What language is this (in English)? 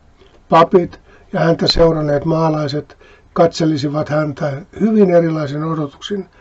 Finnish